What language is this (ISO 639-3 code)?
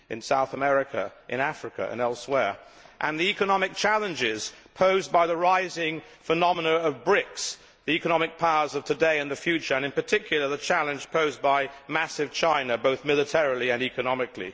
eng